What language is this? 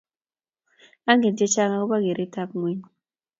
Kalenjin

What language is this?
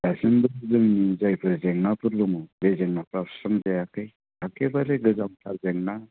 Bodo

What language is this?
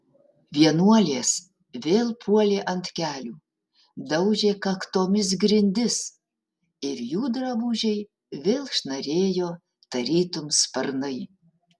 Lithuanian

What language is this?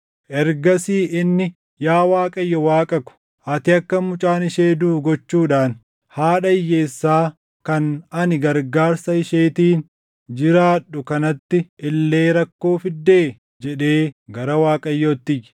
Oromo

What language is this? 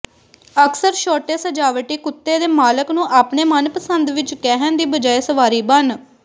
Punjabi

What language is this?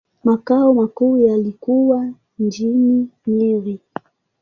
Swahili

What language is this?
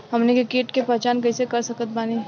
Bhojpuri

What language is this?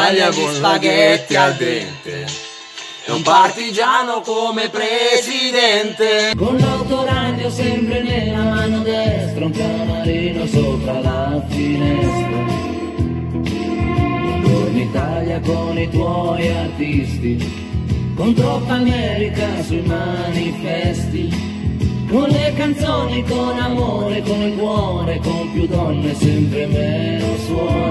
Italian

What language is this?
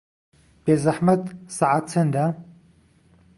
Central Kurdish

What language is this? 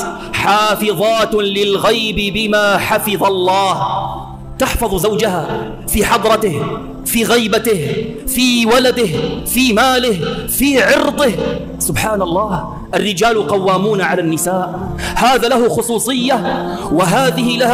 Arabic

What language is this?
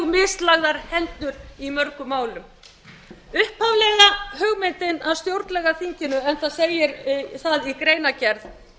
Icelandic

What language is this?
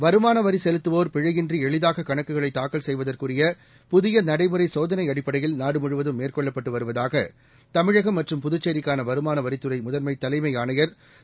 Tamil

